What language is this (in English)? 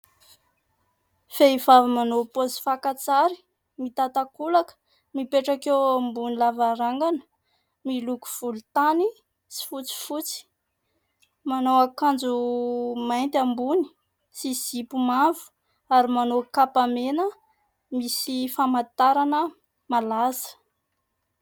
Malagasy